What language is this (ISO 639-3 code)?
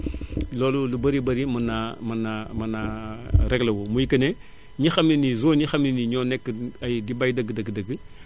wol